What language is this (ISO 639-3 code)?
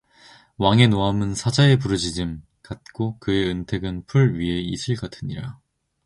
kor